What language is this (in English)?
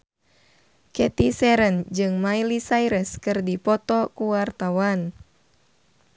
Sundanese